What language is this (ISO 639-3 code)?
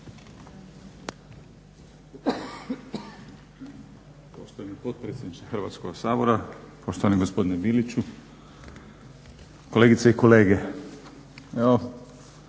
hrv